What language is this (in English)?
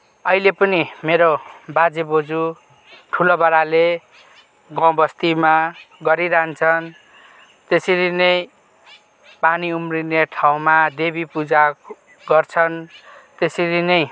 Nepali